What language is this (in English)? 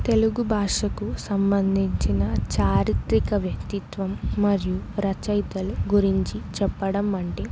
Telugu